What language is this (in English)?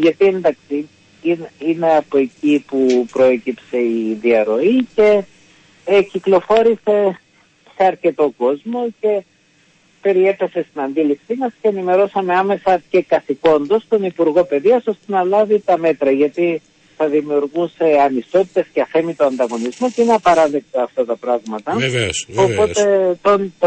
Greek